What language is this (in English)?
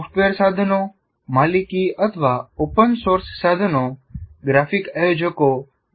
Gujarati